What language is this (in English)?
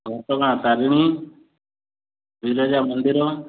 Odia